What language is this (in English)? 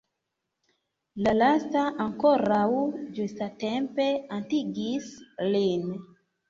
Esperanto